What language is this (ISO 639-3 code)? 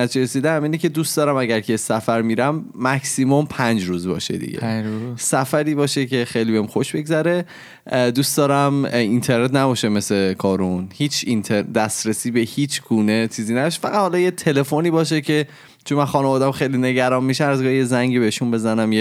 fas